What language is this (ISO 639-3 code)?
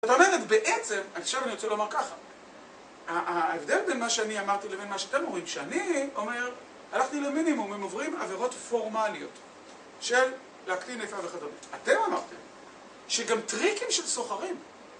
heb